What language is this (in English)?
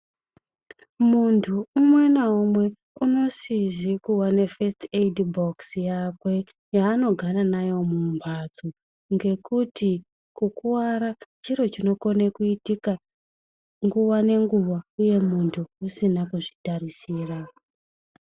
Ndau